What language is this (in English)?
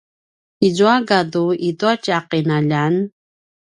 Paiwan